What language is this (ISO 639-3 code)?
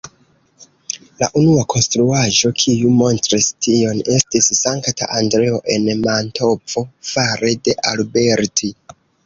epo